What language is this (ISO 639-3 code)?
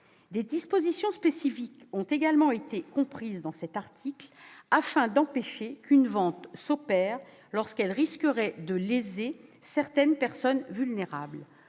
fra